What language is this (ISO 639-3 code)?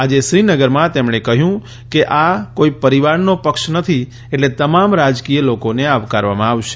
guj